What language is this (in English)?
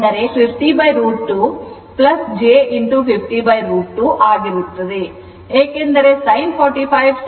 Kannada